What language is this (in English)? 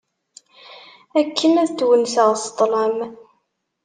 Kabyle